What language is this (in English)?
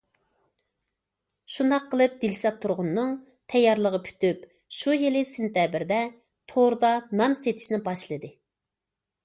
Uyghur